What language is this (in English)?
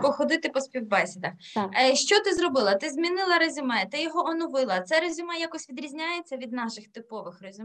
Ukrainian